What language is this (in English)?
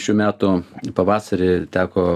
Lithuanian